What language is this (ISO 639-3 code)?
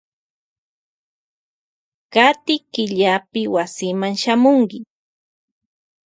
qvj